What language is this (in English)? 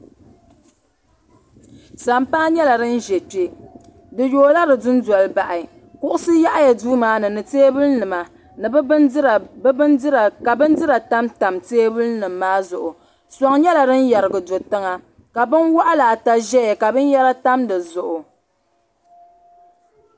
Dagbani